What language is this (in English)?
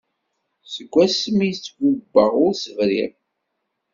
Kabyle